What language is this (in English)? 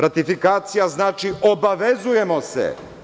Serbian